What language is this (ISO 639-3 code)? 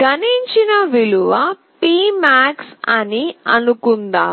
tel